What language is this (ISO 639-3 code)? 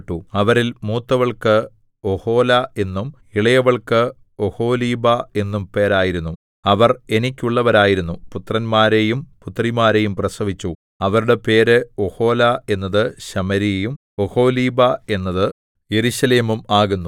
mal